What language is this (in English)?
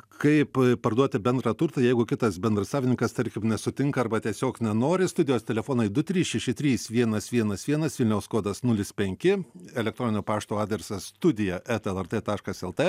Lithuanian